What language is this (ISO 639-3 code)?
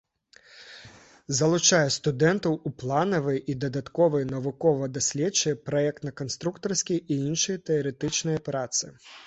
bel